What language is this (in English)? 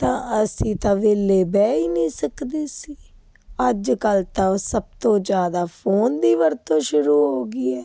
Punjabi